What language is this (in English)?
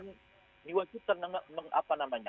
Indonesian